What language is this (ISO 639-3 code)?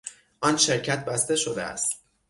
fas